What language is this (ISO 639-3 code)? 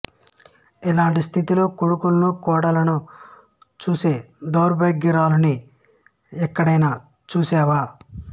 tel